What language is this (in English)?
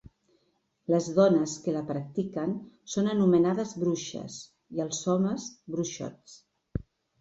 Catalan